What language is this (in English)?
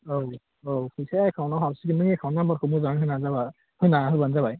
Bodo